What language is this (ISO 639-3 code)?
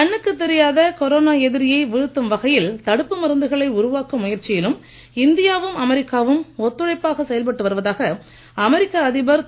tam